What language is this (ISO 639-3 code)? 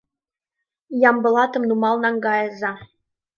chm